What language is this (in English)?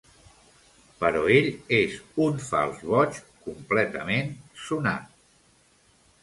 Catalan